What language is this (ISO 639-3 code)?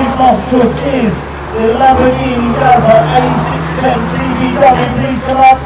eng